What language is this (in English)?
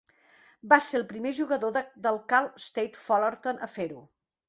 Catalan